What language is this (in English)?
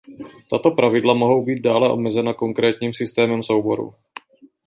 Czech